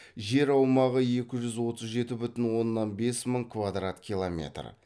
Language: Kazakh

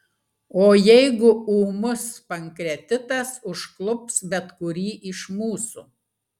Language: Lithuanian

